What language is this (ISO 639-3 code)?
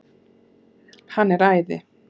isl